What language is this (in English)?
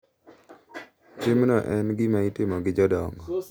Luo (Kenya and Tanzania)